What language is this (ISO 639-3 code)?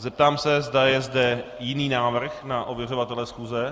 ces